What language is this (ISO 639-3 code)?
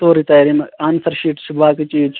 kas